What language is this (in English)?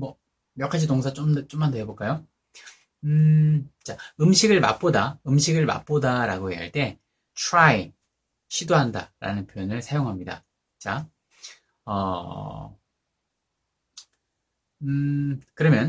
Korean